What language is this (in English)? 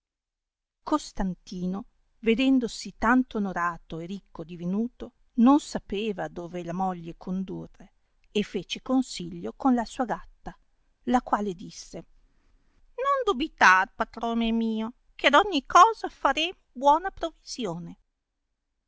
Italian